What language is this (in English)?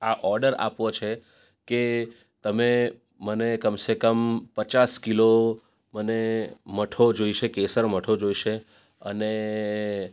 Gujarati